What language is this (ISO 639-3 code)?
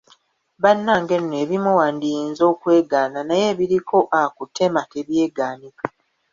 lug